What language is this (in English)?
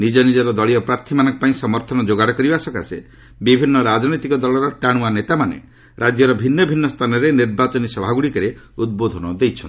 Odia